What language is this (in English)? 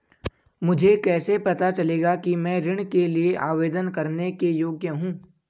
Hindi